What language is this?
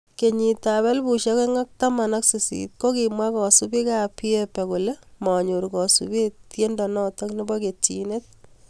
Kalenjin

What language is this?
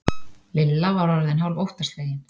Icelandic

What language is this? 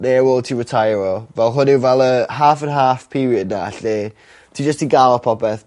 Welsh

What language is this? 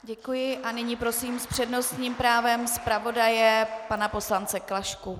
Czech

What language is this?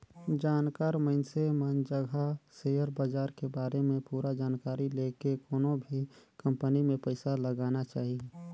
Chhattisgarhi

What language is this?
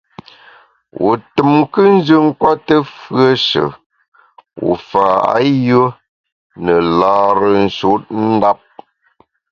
Bamun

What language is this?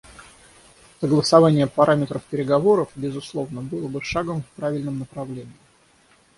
Russian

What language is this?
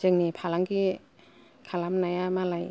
Bodo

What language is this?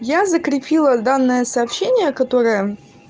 Russian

